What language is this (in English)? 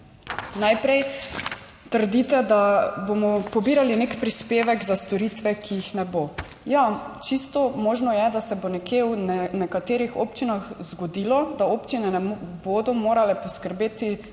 Slovenian